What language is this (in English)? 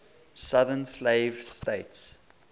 English